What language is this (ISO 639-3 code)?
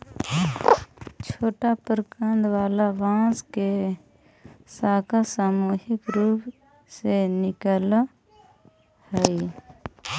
mag